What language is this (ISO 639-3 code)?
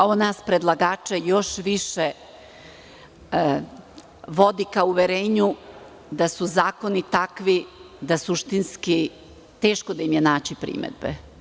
srp